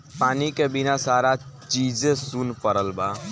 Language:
Bhojpuri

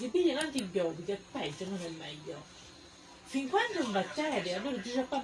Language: Italian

